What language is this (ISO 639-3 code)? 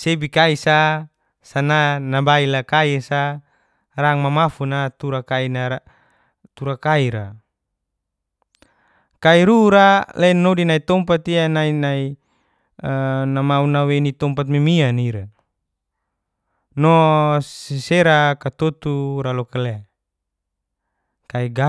ges